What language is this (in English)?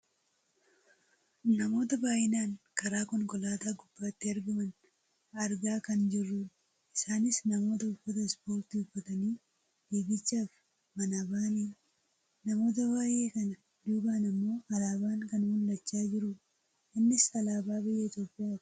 Oromo